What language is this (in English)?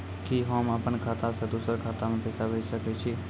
Maithili